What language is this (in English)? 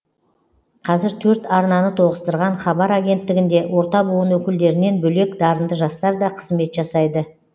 Kazakh